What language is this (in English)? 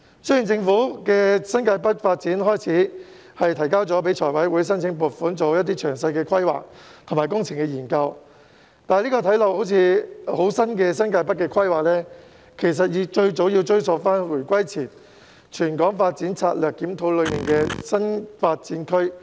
Cantonese